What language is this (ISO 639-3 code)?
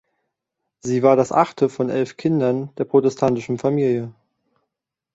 deu